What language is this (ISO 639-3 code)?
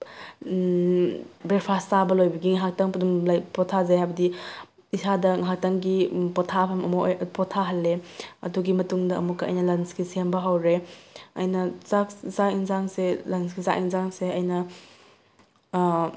mni